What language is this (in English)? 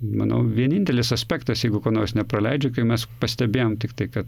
Lithuanian